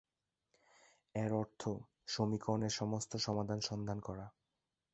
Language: Bangla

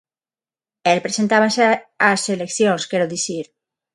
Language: Galician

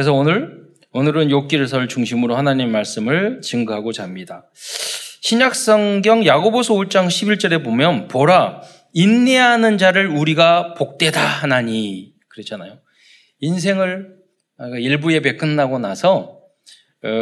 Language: Korean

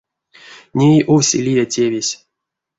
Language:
Erzya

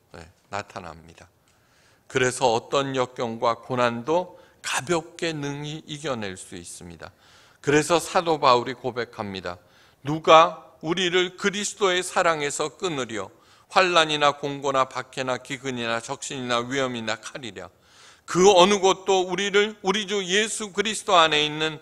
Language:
Korean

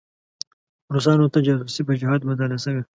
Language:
Pashto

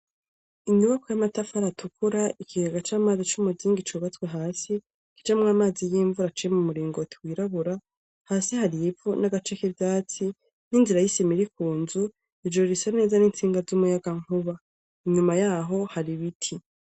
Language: Rundi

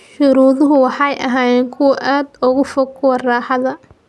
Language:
Somali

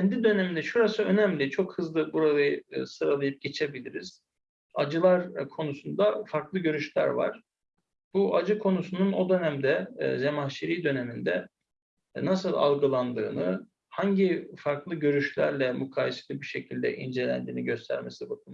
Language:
Turkish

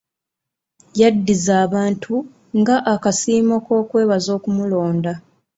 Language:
Ganda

